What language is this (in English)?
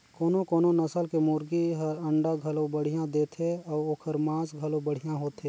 Chhattisgarhi